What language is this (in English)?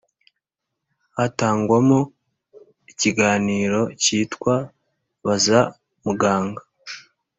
Kinyarwanda